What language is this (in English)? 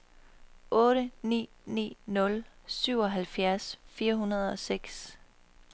Danish